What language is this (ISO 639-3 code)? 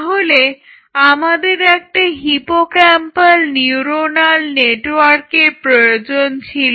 ben